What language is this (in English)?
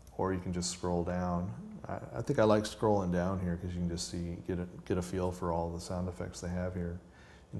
English